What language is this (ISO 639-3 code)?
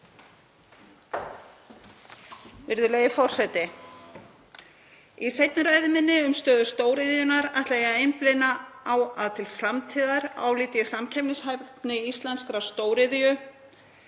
isl